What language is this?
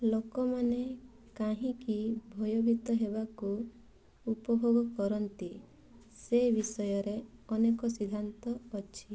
Odia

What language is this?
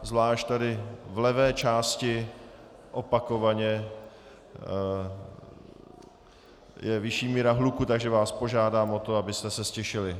Czech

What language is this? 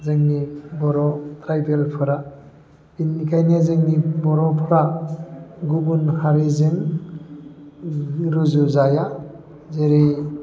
Bodo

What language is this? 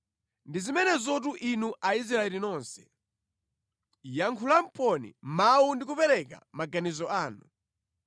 Nyanja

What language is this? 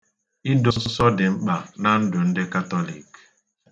Igbo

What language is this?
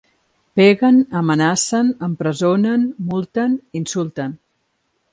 Catalan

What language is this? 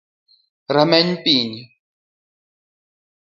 Luo (Kenya and Tanzania)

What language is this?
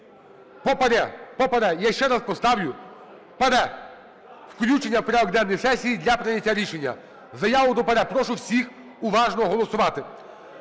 Ukrainian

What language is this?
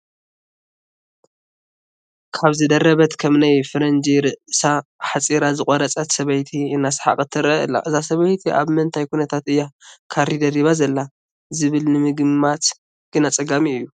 Tigrinya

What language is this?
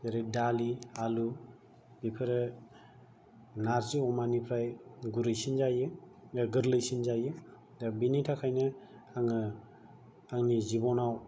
Bodo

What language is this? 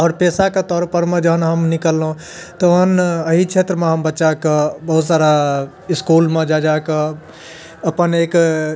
Maithili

